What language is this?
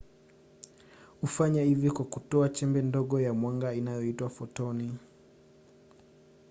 Swahili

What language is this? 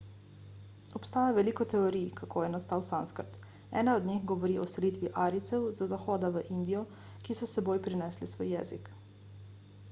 Slovenian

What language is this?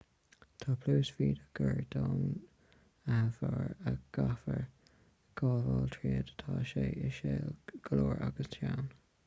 Irish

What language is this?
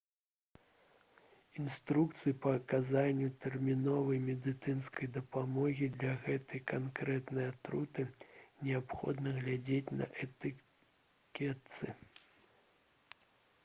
Belarusian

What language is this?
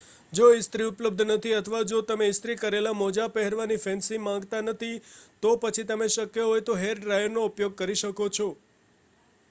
Gujarati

